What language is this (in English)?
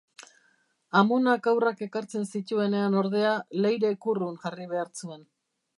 Basque